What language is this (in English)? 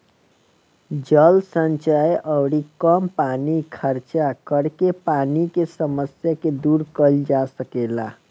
Bhojpuri